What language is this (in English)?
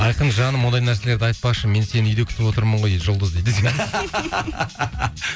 Kazakh